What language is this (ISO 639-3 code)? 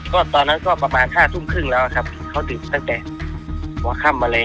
tha